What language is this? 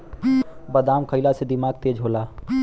Bhojpuri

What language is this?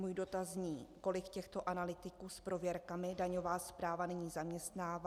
Czech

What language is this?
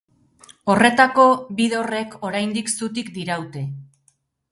Basque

